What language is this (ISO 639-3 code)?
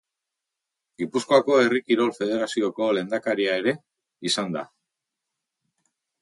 eus